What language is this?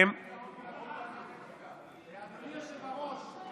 Hebrew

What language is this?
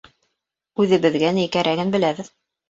Bashkir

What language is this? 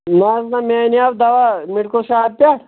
Kashmiri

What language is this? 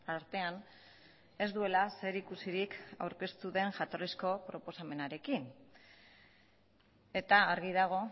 Basque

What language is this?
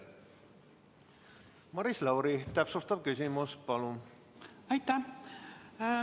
Estonian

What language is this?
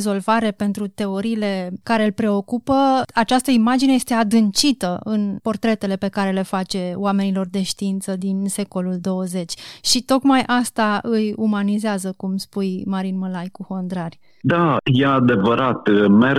Romanian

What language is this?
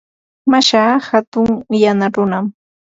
Ambo-Pasco Quechua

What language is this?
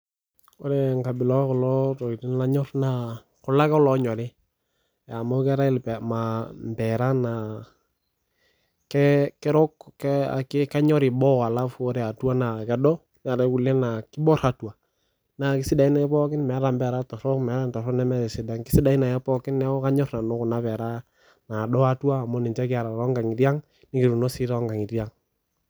Masai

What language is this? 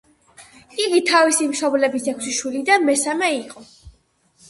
Georgian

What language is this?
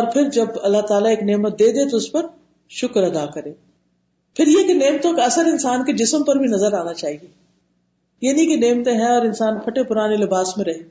Urdu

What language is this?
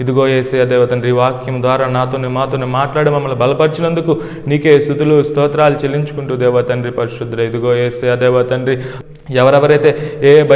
Romanian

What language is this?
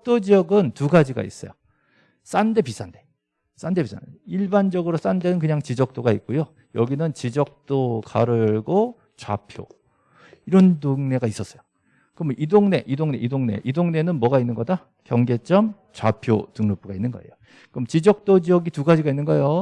Korean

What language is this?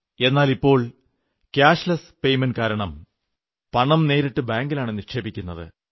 Malayalam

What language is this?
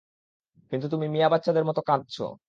Bangla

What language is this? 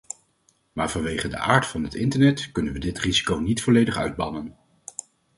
Dutch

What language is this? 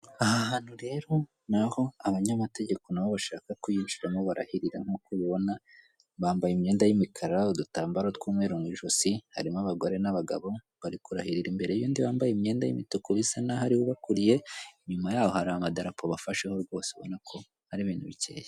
Kinyarwanda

